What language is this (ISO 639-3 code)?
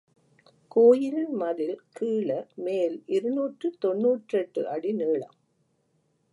tam